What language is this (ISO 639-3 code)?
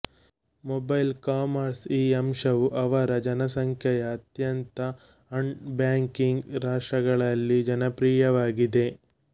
kan